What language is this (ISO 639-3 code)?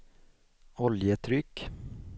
swe